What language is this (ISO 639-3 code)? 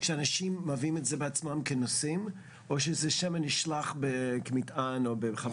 heb